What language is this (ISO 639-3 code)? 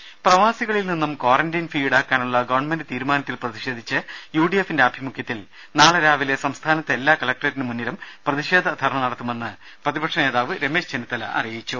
mal